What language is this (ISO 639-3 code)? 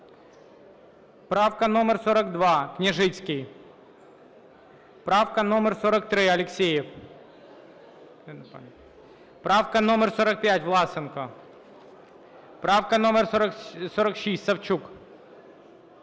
ukr